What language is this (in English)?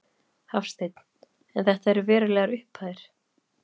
Icelandic